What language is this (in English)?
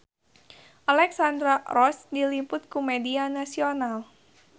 Sundanese